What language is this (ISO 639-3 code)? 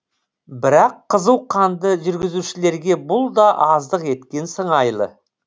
kaz